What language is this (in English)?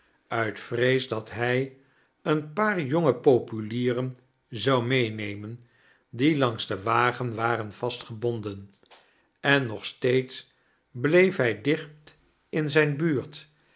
Dutch